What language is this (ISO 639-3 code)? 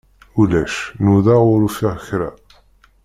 kab